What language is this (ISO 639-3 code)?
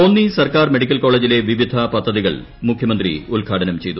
mal